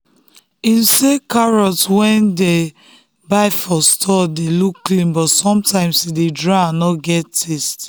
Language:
Nigerian Pidgin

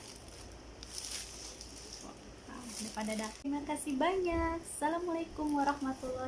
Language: Indonesian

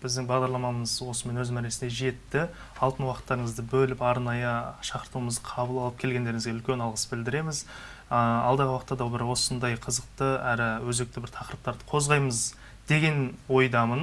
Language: Turkish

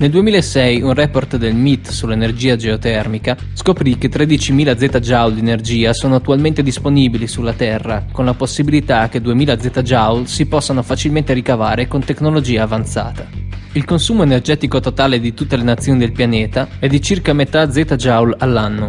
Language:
Italian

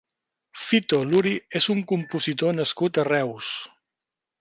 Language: Catalan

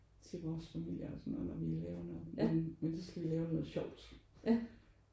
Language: Danish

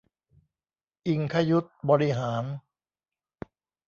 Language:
Thai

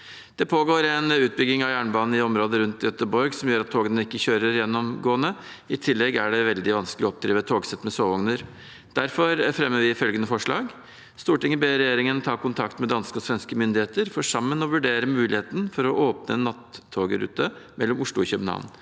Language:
Norwegian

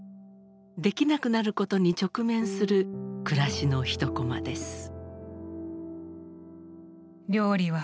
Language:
Japanese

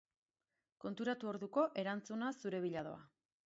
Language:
Basque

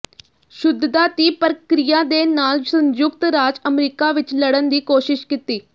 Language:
Punjabi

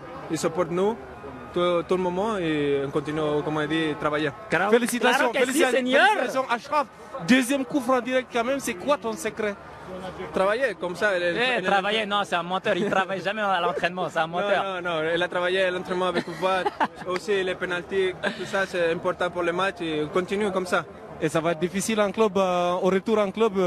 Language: French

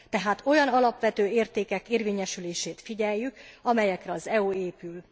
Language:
Hungarian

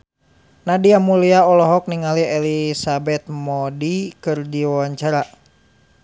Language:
Sundanese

